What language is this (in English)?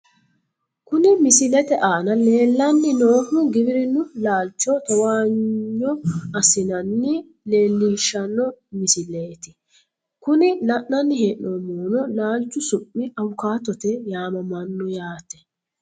Sidamo